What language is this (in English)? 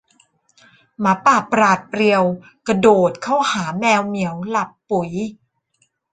Thai